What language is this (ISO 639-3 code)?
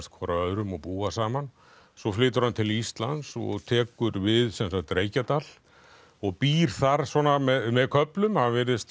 isl